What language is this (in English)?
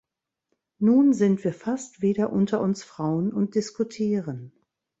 German